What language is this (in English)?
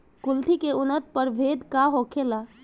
Bhojpuri